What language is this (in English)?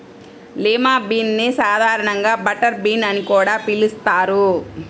Telugu